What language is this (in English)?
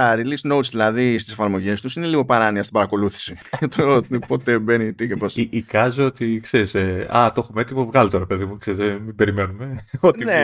Greek